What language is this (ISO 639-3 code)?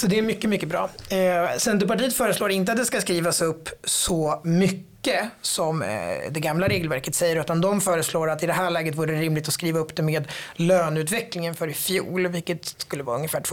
swe